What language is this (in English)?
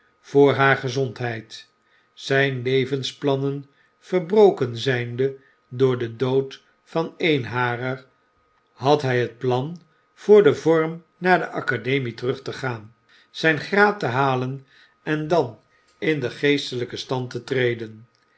Dutch